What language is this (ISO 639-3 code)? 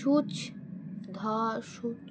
ben